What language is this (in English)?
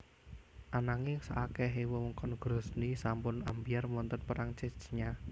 Javanese